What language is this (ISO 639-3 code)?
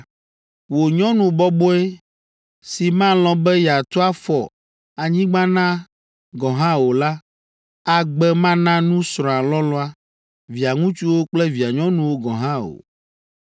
ewe